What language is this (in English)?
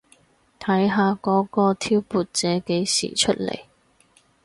Cantonese